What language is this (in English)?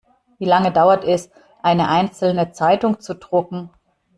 German